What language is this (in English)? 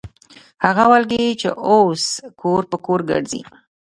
Pashto